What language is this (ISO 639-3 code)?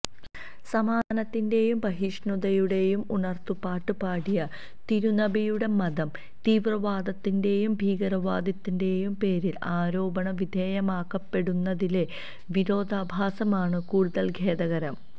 mal